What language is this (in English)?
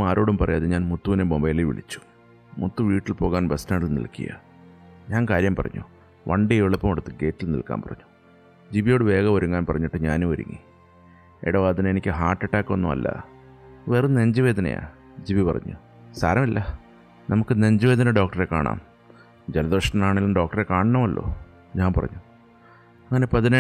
Malayalam